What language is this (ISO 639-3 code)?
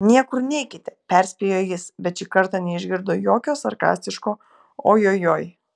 lit